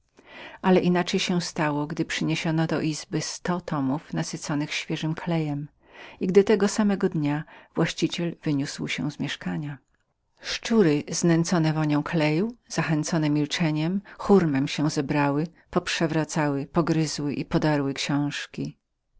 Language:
Polish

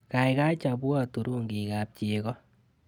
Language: Kalenjin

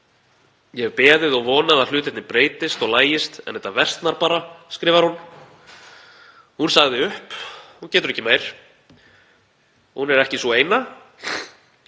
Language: Icelandic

